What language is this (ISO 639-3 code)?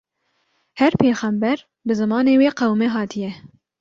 kur